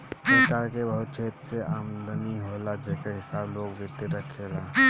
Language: Bhojpuri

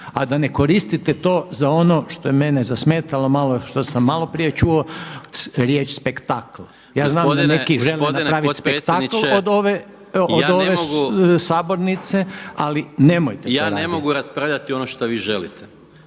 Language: Croatian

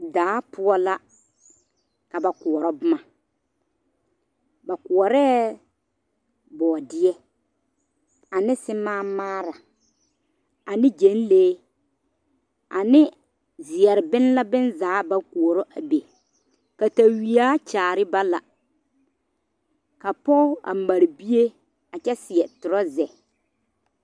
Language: Southern Dagaare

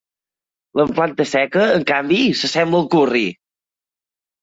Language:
Catalan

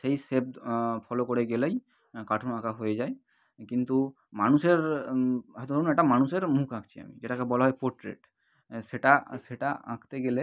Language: Bangla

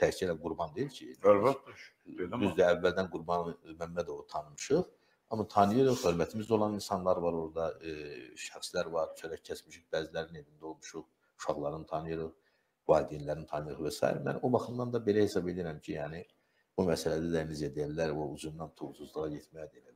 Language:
Turkish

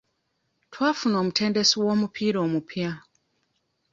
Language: Ganda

